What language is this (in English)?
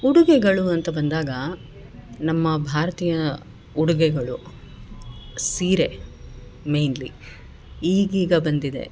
Kannada